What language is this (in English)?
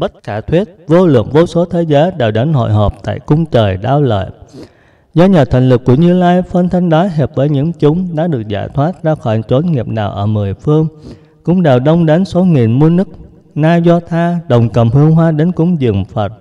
Vietnamese